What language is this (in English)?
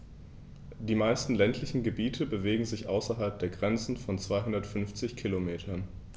German